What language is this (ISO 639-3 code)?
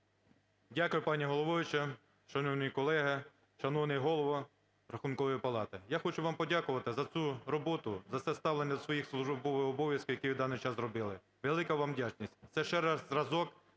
ukr